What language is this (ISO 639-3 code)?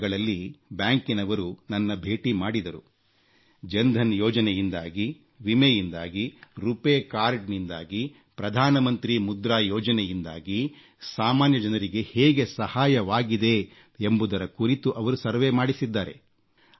kan